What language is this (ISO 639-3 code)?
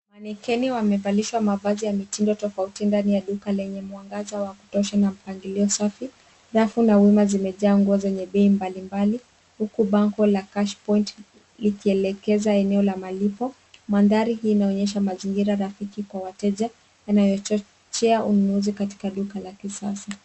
swa